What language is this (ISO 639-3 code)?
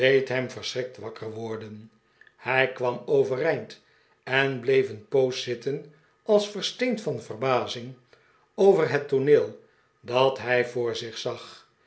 nld